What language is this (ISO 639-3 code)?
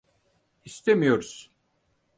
tur